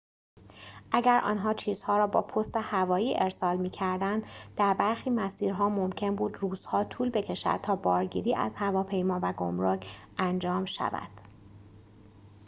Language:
Persian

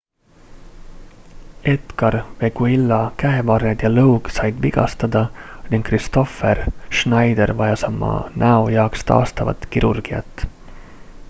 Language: Estonian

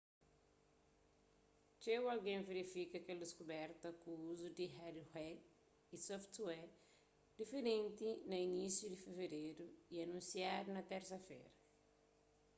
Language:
Kabuverdianu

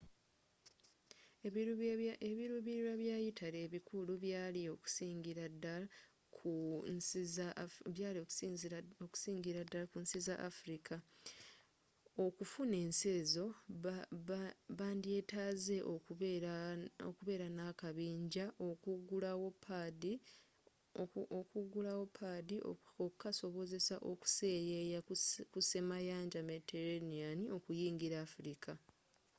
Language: Ganda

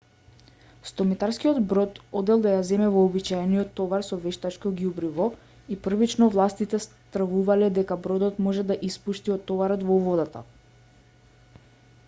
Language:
Macedonian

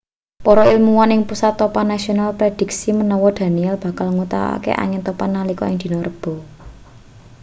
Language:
Javanese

